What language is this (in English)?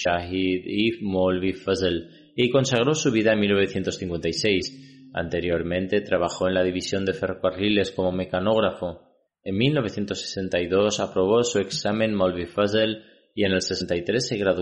Spanish